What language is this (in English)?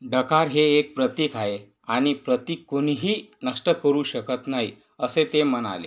Marathi